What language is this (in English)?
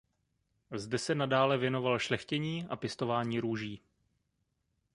Czech